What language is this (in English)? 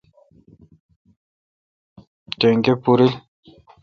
Kalkoti